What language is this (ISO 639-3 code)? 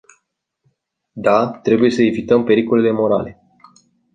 ron